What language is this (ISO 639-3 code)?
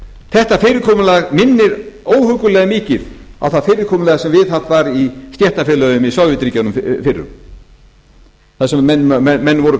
isl